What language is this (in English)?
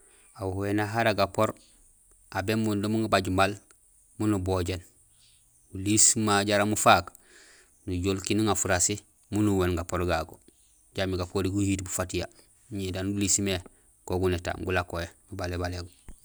Gusilay